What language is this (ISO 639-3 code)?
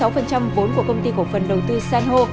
vie